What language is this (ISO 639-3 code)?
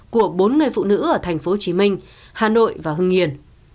vie